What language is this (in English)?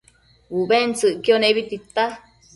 Matsés